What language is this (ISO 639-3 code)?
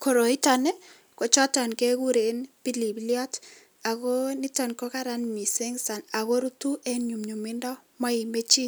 kln